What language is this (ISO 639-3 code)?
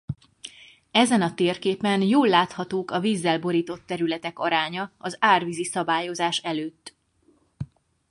hun